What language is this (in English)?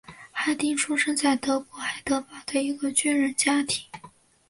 Chinese